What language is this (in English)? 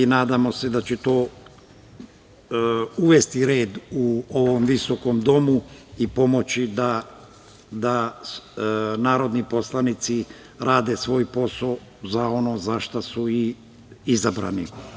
Serbian